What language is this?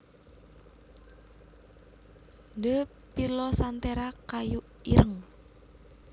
Javanese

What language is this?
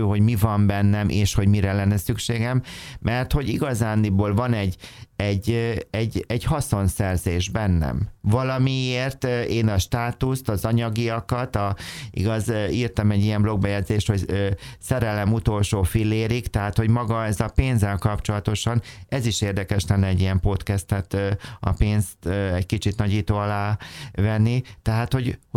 Hungarian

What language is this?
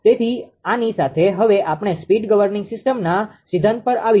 Gujarati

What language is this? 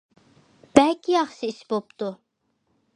Uyghur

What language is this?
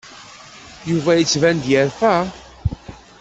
Kabyle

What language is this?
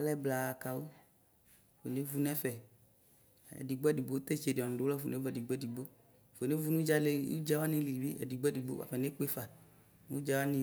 Ikposo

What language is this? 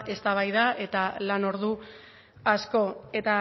Basque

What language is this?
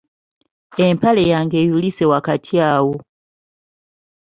Ganda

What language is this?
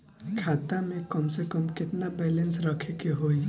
Bhojpuri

